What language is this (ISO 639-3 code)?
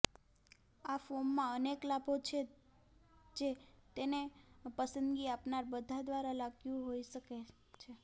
guj